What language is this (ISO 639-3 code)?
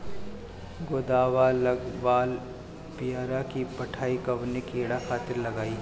bho